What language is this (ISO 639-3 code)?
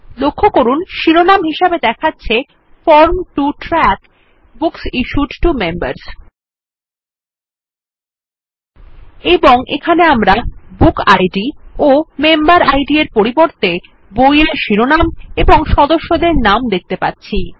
ben